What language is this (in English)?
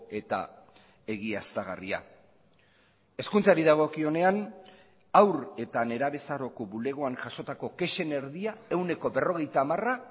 Basque